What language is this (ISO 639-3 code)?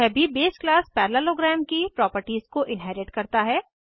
hin